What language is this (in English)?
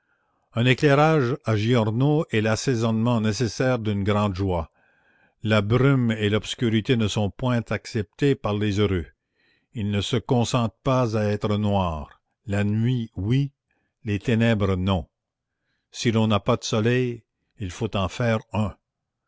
French